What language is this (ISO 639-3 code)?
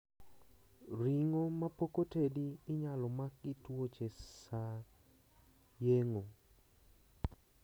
luo